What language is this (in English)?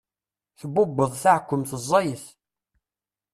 Kabyle